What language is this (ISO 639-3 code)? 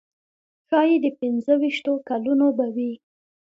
pus